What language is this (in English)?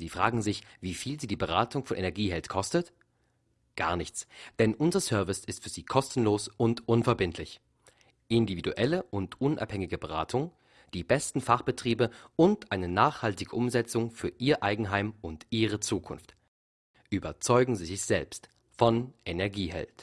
German